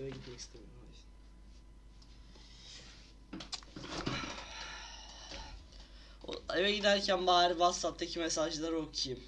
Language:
Turkish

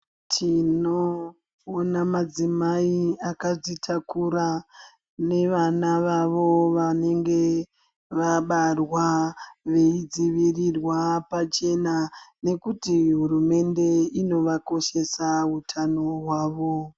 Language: Ndau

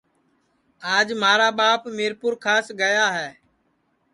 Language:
Sansi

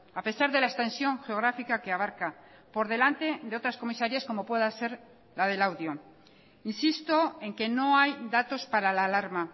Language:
Spanish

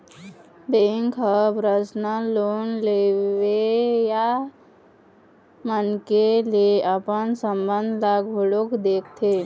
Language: Chhattisgarhi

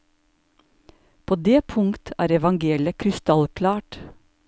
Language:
Norwegian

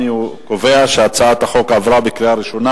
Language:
Hebrew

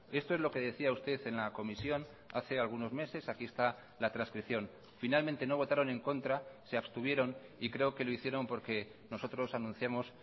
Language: Spanish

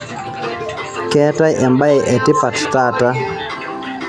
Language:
Masai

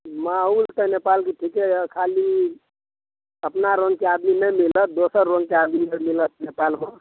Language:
Maithili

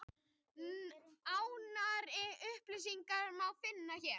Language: Icelandic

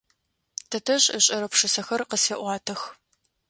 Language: Adyghe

